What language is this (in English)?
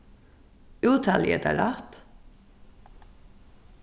Faroese